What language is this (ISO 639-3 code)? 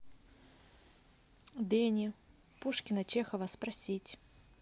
rus